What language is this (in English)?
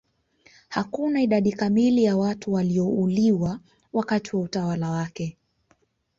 Swahili